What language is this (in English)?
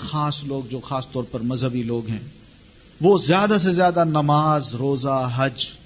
Urdu